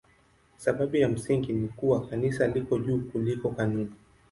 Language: Swahili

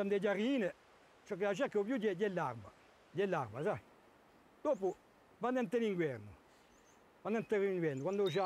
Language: Italian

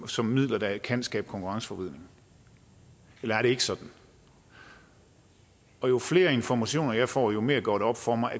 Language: Danish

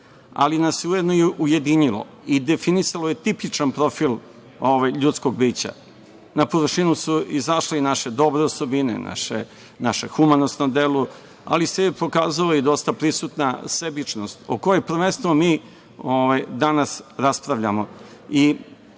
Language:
Serbian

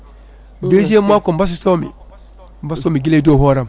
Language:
Fula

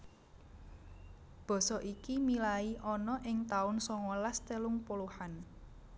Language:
Javanese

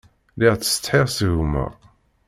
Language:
Kabyle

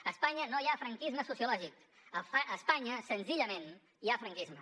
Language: Catalan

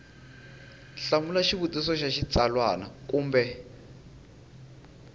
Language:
Tsonga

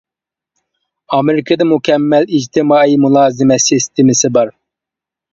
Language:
Uyghur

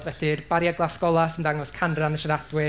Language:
Welsh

